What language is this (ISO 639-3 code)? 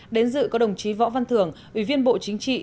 vie